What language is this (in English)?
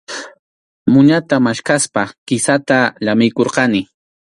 Arequipa-La Unión Quechua